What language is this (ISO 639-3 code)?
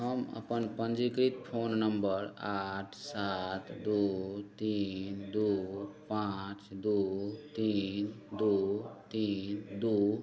mai